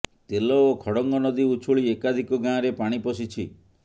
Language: Odia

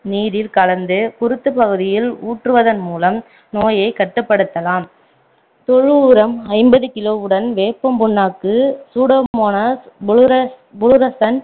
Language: Tamil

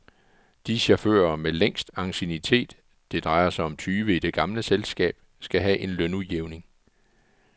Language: Danish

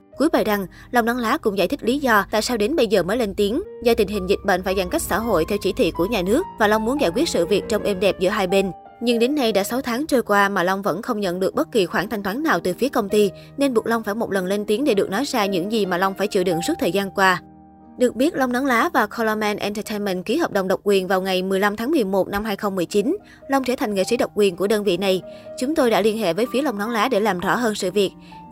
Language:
Vietnamese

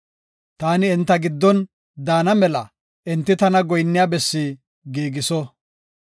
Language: Gofa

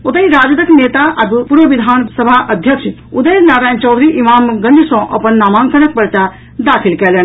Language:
Maithili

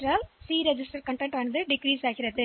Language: Tamil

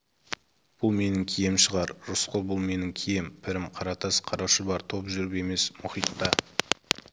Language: Kazakh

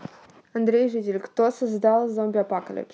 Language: Russian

